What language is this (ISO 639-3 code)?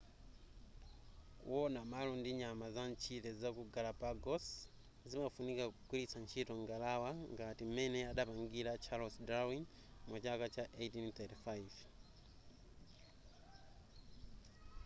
nya